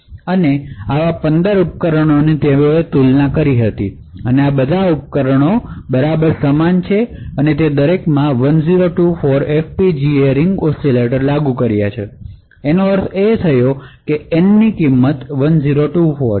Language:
Gujarati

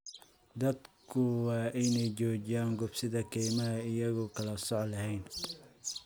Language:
Somali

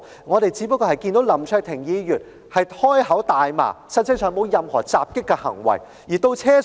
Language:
Cantonese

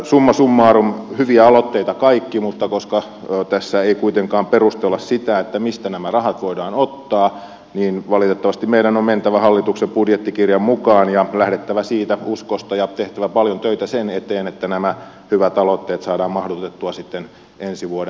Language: Finnish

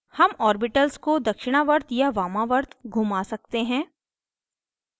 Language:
Hindi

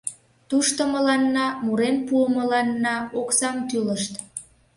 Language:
Mari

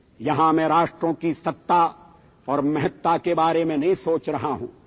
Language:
Urdu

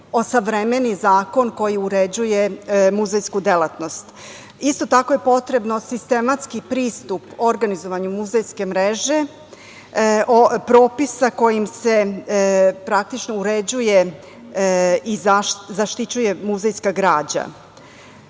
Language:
Serbian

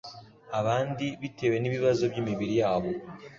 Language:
Kinyarwanda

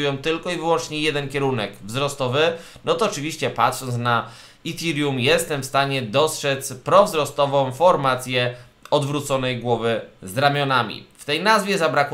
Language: Polish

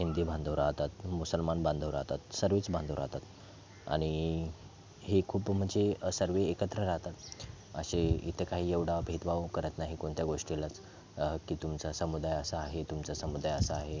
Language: Marathi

